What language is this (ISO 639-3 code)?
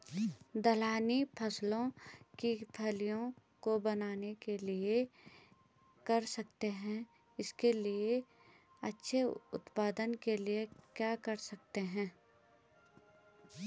hin